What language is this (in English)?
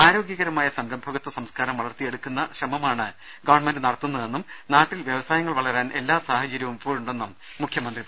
Malayalam